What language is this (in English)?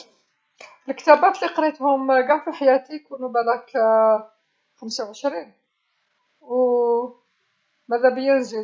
Algerian Arabic